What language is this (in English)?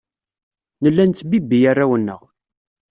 Kabyle